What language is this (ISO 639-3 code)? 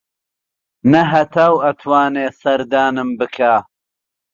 ckb